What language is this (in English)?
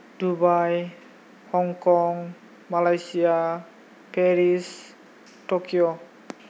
Bodo